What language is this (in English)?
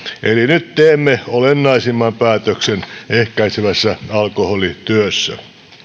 Finnish